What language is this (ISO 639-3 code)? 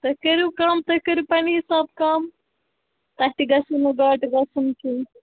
kas